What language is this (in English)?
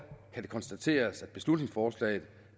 Danish